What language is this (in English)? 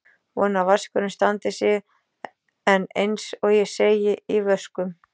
Icelandic